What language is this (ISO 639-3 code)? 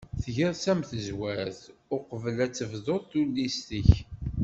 kab